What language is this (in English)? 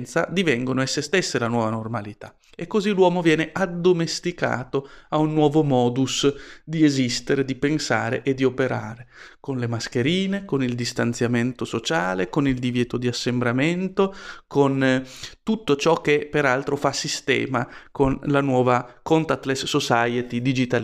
Italian